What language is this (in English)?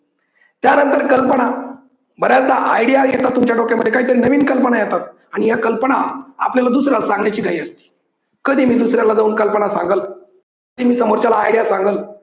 Marathi